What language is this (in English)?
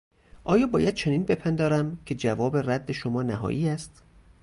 Persian